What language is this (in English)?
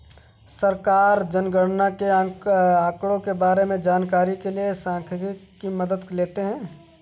Hindi